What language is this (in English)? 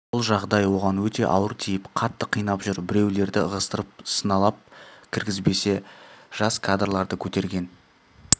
Kazakh